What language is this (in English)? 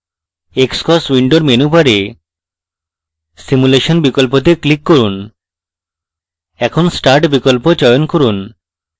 Bangla